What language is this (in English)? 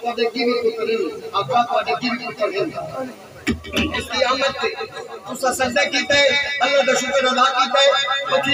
Arabic